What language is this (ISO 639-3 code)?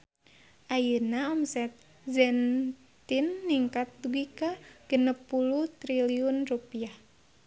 sun